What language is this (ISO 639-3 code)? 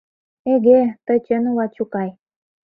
chm